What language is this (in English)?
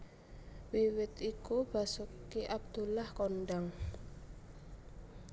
Javanese